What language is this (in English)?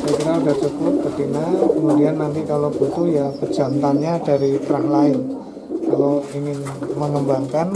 Indonesian